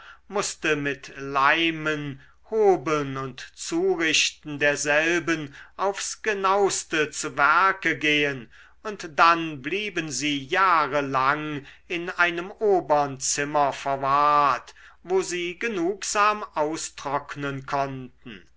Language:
German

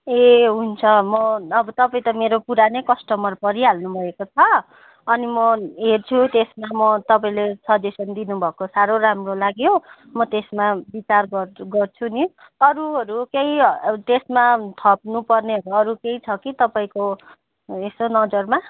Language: Nepali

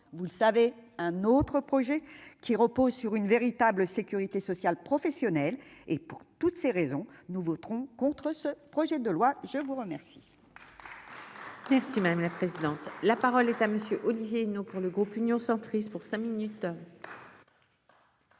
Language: French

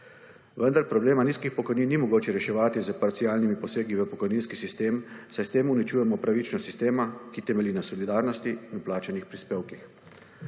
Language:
Slovenian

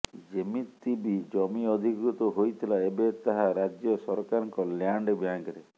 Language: Odia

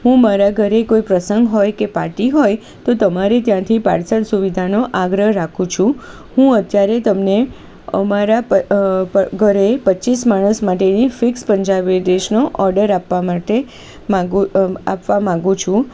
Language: Gujarati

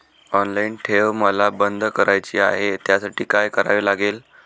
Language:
Marathi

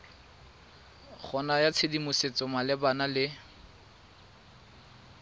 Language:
Tswana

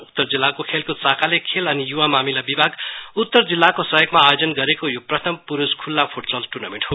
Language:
Nepali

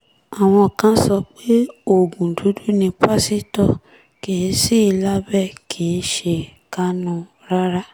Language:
Yoruba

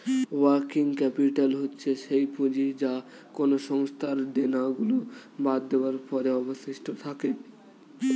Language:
Bangla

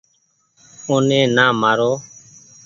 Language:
Goaria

